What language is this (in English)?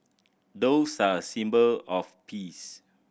English